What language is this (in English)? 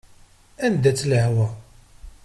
Kabyle